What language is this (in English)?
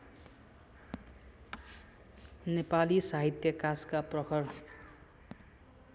Nepali